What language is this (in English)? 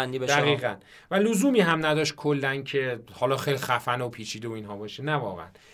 Persian